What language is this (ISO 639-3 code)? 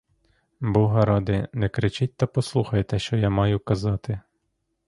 ukr